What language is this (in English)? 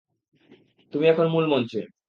Bangla